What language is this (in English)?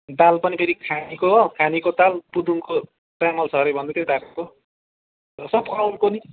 Nepali